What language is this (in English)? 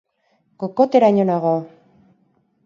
Basque